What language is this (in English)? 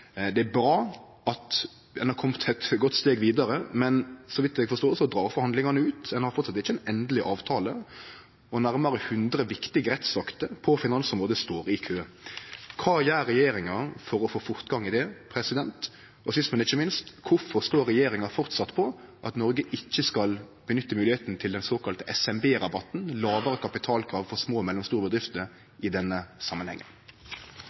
Norwegian Nynorsk